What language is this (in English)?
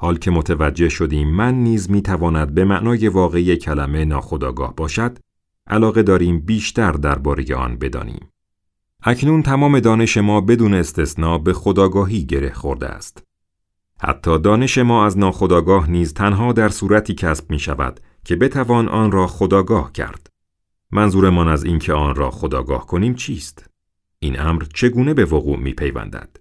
Persian